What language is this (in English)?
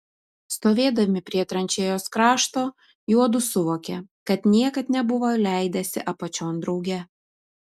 Lithuanian